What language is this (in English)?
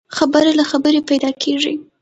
Pashto